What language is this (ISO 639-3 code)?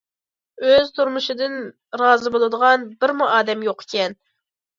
uig